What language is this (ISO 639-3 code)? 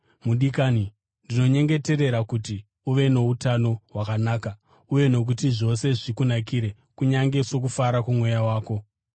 sna